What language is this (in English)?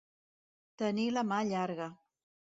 Catalan